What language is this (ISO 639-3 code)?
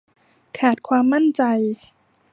tha